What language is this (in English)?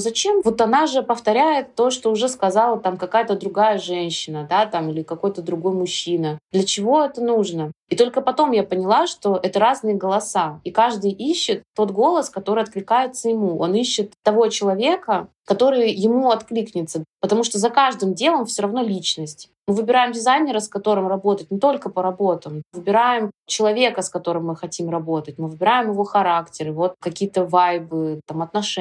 Russian